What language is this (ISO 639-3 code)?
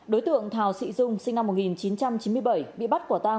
vie